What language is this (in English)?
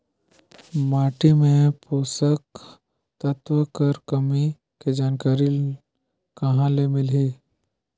Chhattisgarhi